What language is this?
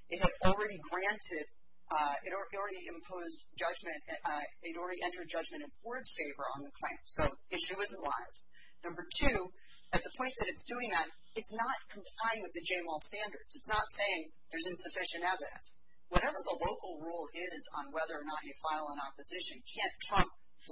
English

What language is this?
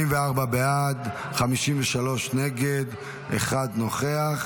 Hebrew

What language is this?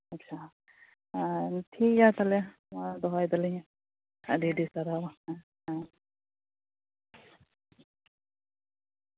Santali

